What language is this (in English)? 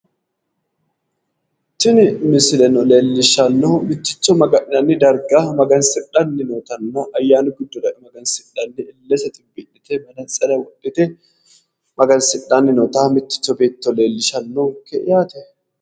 Sidamo